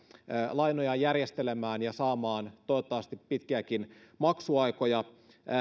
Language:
Finnish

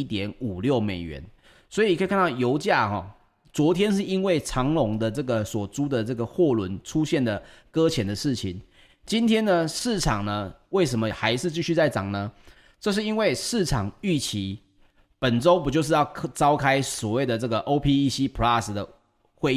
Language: Chinese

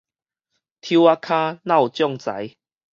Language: Min Nan Chinese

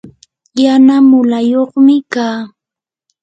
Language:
Yanahuanca Pasco Quechua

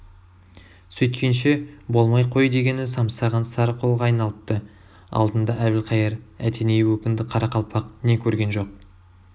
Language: Kazakh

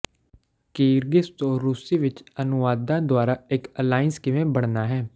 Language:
Punjabi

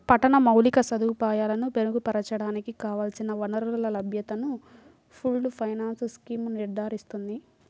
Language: Telugu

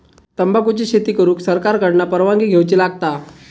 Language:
Marathi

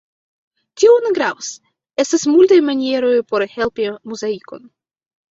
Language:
Esperanto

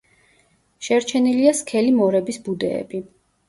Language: Georgian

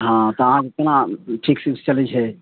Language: Maithili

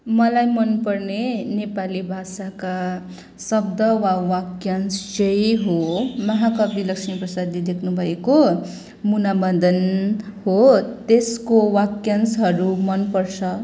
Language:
Nepali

